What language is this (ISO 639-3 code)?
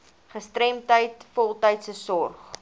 afr